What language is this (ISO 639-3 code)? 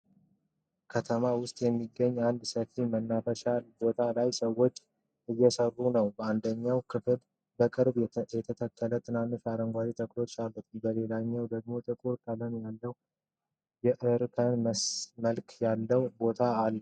amh